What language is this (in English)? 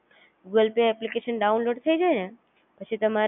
Gujarati